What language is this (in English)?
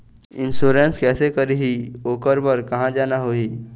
Chhattisgarhi